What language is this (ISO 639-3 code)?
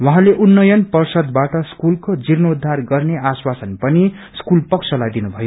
nep